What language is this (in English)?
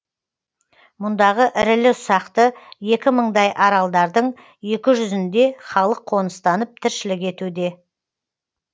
Kazakh